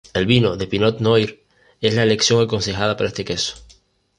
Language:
Spanish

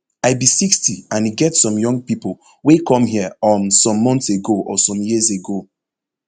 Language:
Nigerian Pidgin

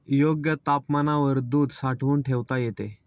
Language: Marathi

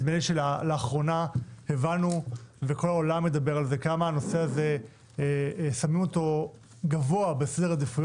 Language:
Hebrew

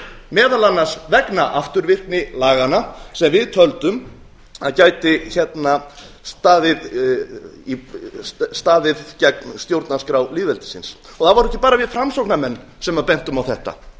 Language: Icelandic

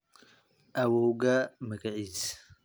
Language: Somali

